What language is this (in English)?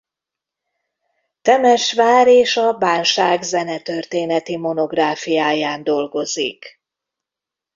Hungarian